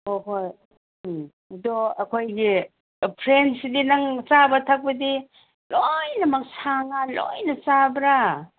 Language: Manipuri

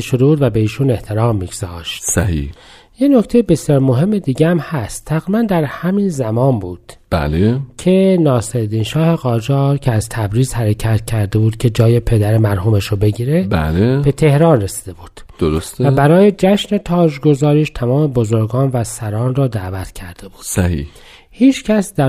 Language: Persian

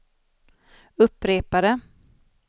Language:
Swedish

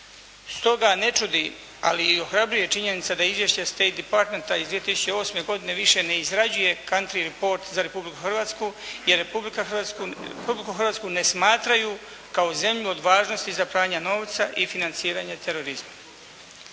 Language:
Croatian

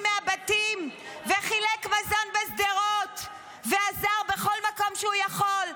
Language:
Hebrew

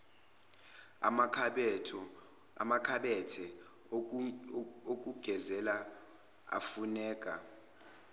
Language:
Zulu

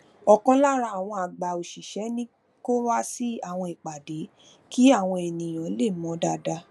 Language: Yoruba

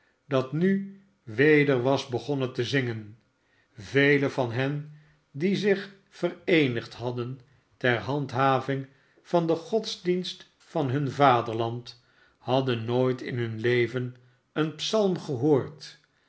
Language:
Dutch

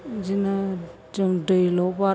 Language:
Bodo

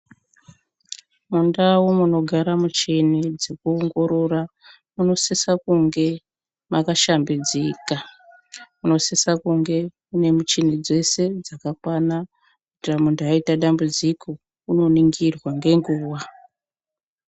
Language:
Ndau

